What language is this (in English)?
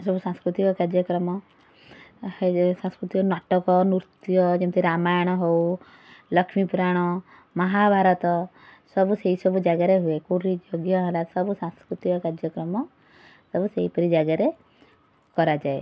Odia